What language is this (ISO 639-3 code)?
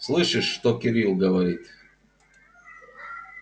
rus